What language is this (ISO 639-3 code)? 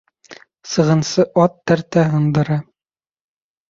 bak